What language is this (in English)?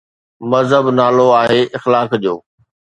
Sindhi